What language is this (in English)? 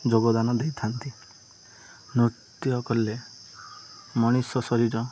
Odia